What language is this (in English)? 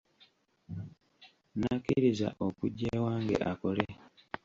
Ganda